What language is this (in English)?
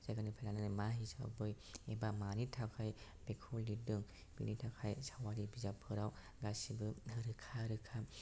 Bodo